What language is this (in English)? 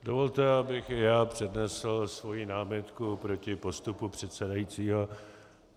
Czech